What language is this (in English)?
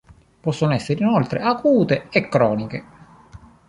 Italian